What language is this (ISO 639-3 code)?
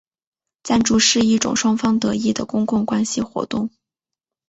zho